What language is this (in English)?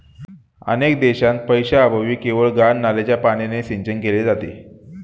Marathi